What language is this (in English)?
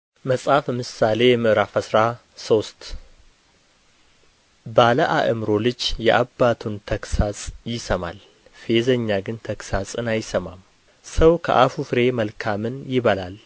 Amharic